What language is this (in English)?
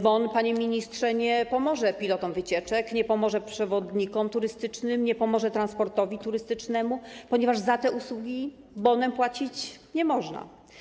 Polish